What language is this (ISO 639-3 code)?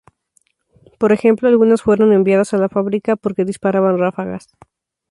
spa